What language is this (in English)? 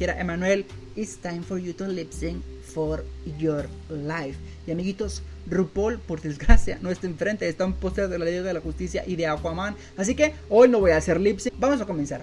Spanish